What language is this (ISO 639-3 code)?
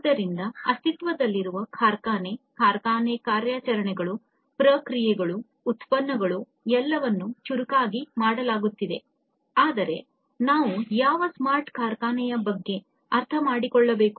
kan